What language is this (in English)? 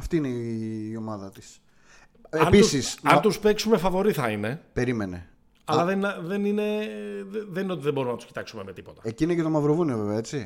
Greek